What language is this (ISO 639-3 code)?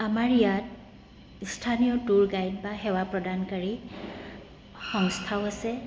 asm